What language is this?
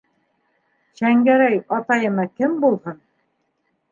Bashkir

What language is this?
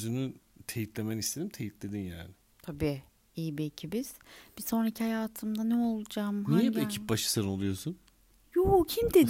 Turkish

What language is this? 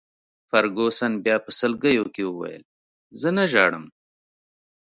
Pashto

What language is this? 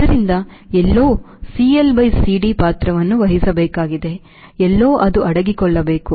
Kannada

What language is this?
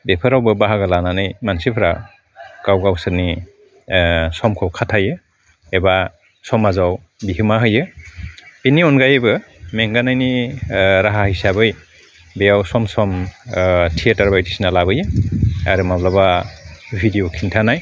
Bodo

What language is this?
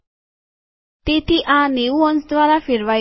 Gujarati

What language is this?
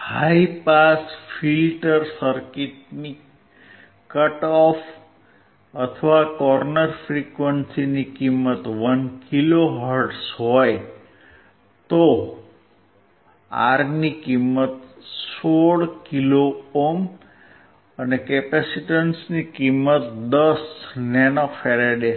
Gujarati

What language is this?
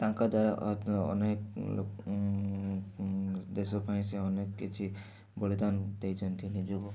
Odia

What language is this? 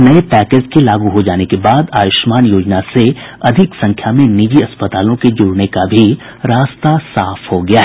Hindi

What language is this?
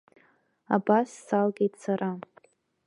Abkhazian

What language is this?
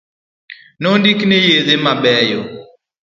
Luo (Kenya and Tanzania)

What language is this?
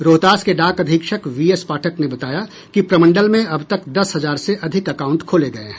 Hindi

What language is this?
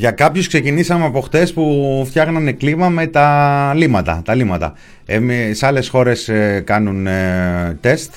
Greek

